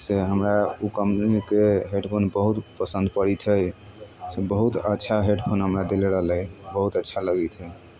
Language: Maithili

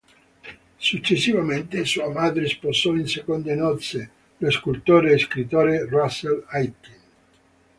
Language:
Italian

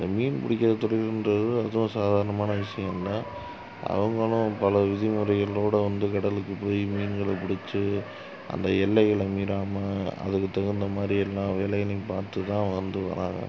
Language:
Tamil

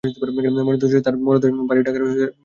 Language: Bangla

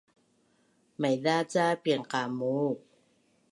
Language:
Bunun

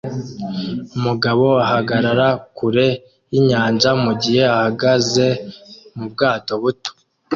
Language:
Kinyarwanda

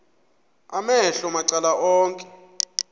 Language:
Xhosa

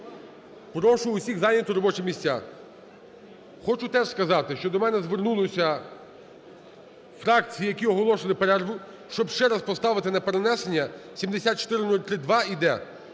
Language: Ukrainian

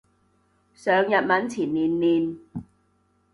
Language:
Cantonese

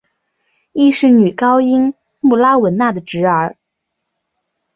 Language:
Chinese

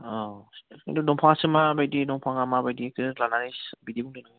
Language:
Bodo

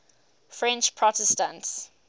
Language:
English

